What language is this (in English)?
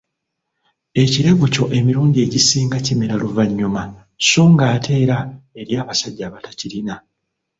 Ganda